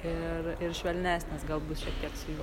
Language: Lithuanian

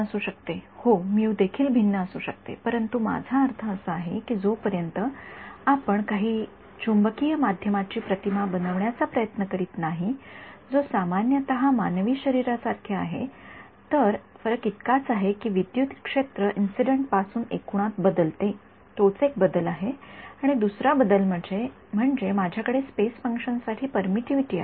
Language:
Marathi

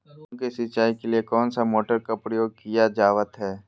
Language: Magahi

